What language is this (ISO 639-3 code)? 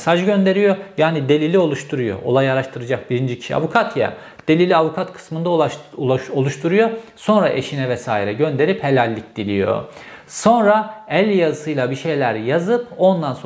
tur